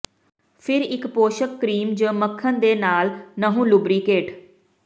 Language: Punjabi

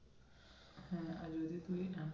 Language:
Bangla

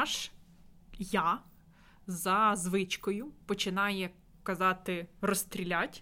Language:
Ukrainian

